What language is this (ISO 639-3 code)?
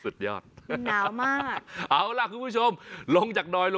tha